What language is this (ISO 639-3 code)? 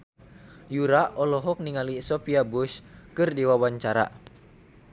sun